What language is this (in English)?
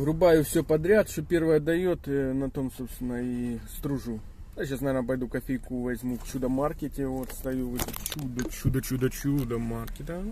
Russian